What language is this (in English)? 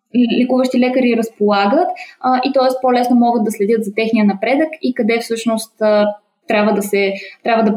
Bulgarian